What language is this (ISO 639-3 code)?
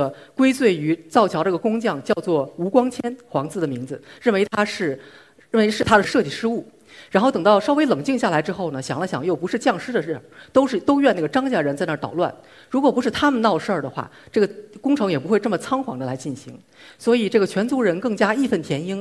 zho